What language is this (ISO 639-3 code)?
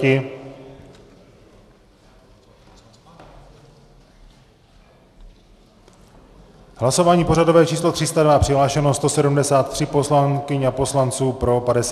ces